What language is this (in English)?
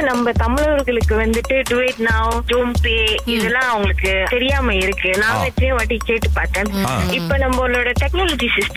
Tamil